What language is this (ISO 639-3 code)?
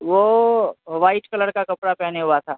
urd